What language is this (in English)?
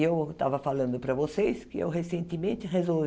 Portuguese